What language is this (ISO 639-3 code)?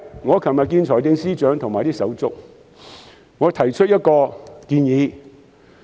yue